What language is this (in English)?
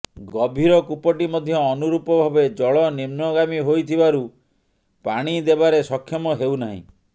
Odia